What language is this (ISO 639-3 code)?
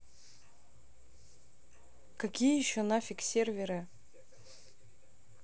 rus